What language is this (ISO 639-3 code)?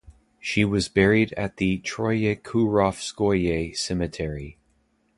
eng